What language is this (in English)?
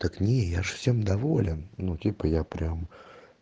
Russian